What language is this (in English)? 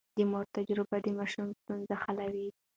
Pashto